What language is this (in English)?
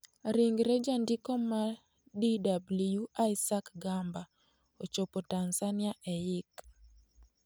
Luo (Kenya and Tanzania)